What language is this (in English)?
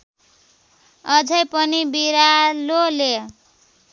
Nepali